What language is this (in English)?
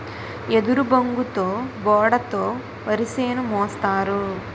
Telugu